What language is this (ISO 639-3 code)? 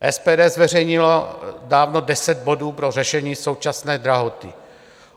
ces